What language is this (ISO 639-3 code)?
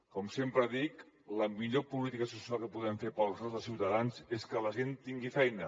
cat